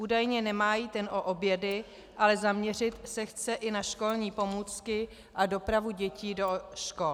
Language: Czech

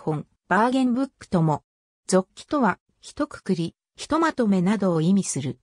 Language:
Japanese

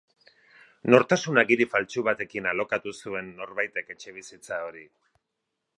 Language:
Basque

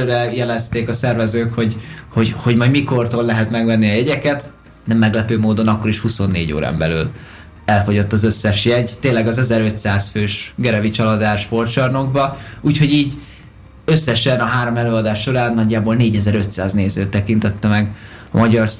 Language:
Hungarian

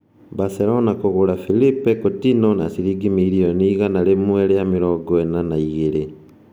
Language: Kikuyu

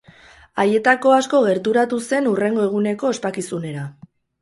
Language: Basque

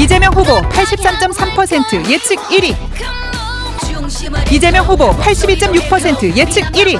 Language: Korean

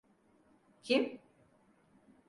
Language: Turkish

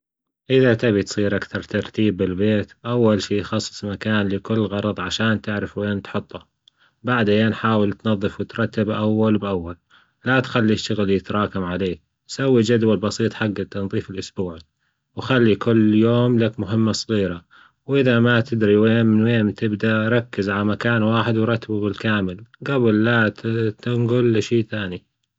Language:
Gulf Arabic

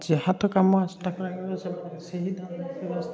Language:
Odia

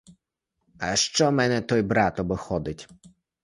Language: Ukrainian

